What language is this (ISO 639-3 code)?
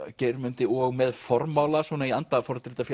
isl